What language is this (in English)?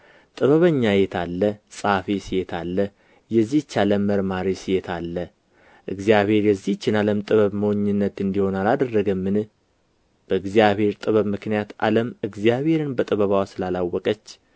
Amharic